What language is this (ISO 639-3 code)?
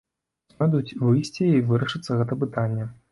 bel